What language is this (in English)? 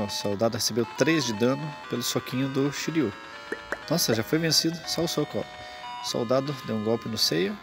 Portuguese